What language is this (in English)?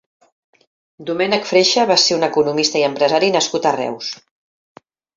Catalan